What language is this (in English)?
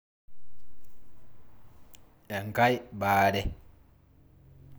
Masai